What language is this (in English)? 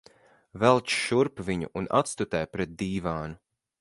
Latvian